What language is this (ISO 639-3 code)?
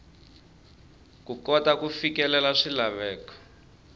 tso